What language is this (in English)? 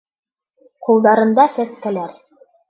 Bashkir